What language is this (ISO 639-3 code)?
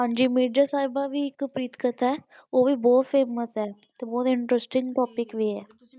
pan